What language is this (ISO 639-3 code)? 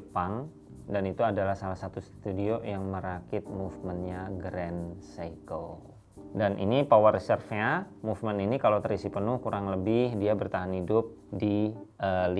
ind